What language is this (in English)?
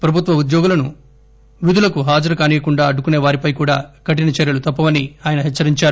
Telugu